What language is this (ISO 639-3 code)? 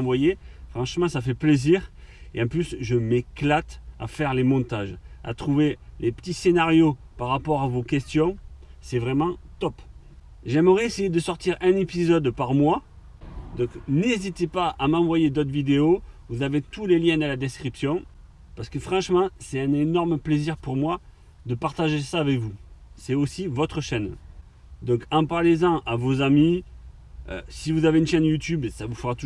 fra